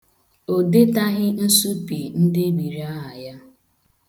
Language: Igbo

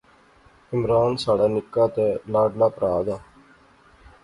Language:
Pahari-Potwari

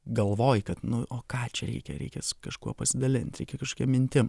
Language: Lithuanian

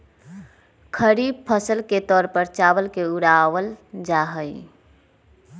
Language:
Magahi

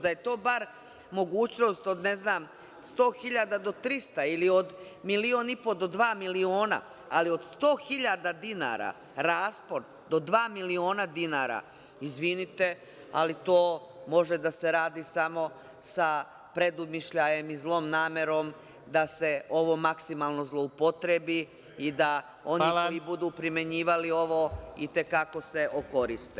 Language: Serbian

